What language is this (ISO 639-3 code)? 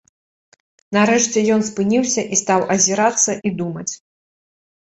bel